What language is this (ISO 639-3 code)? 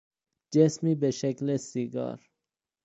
fas